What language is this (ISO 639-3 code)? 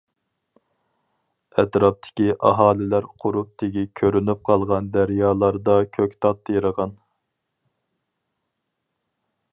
uig